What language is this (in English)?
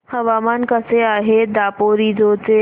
Marathi